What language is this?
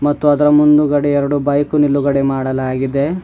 Kannada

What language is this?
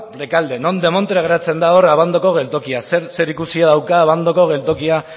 Basque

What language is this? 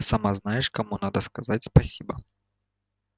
Russian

